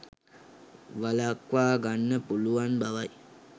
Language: Sinhala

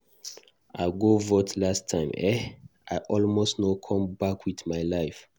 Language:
Nigerian Pidgin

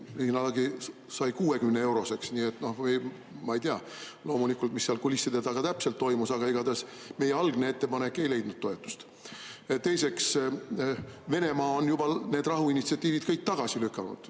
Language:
Estonian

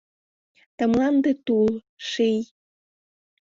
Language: Mari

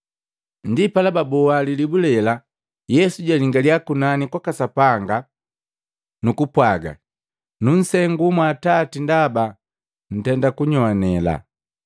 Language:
Matengo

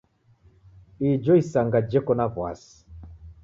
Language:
Taita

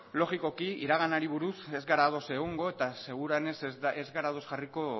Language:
Basque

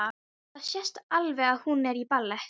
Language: Icelandic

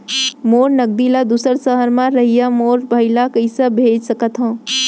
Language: Chhattisgarhi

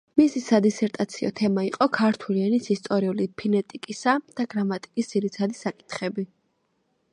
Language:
Georgian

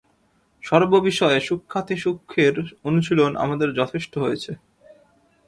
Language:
Bangla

